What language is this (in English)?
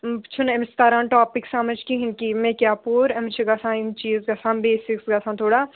Kashmiri